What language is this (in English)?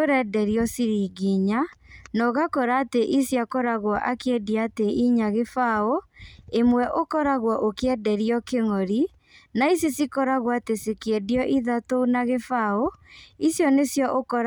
Kikuyu